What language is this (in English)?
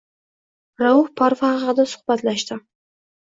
Uzbek